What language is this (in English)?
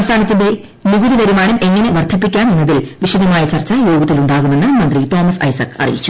Malayalam